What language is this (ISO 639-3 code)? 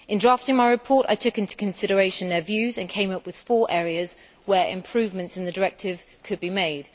eng